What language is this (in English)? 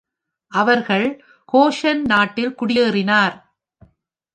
Tamil